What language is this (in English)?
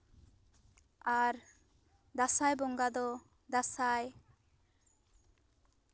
Santali